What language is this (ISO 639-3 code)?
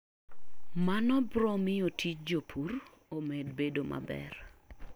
luo